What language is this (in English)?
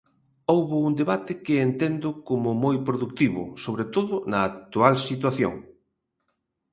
Galician